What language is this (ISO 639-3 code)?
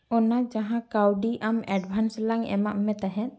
sat